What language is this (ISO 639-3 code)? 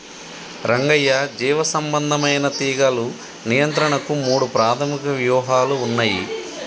tel